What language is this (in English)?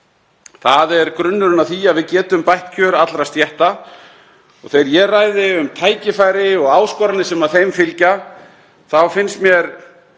Icelandic